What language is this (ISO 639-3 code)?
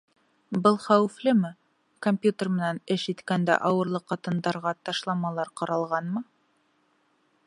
bak